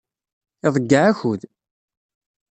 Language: Kabyle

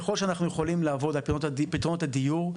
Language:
Hebrew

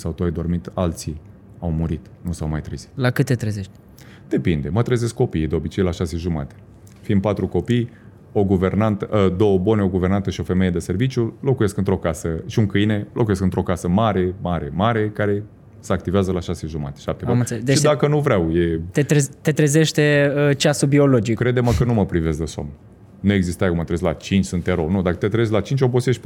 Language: Romanian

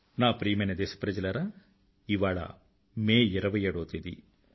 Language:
Telugu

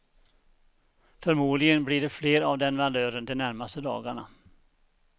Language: Swedish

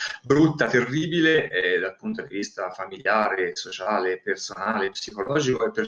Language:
Italian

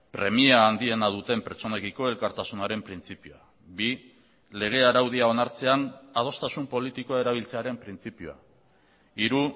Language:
Basque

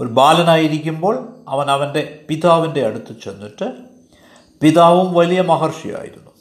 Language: Malayalam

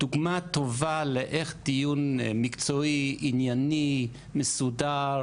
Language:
Hebrew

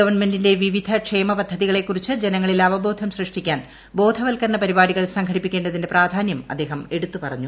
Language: Malayalam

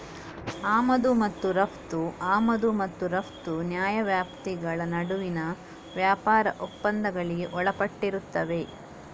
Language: Kannada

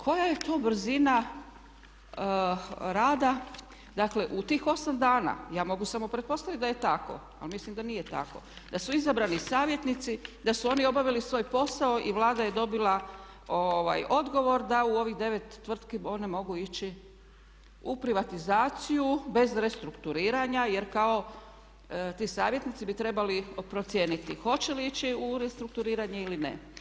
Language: Croatian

